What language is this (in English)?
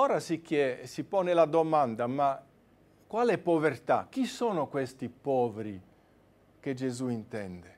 Italian